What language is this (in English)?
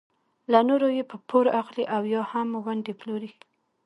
Pashto